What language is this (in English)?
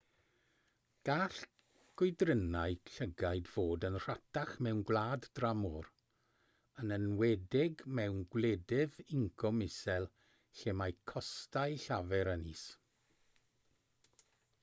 Welsh